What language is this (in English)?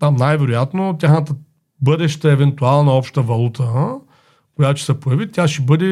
Bulgarian